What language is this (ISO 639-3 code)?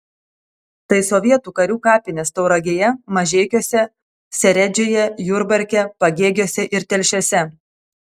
lit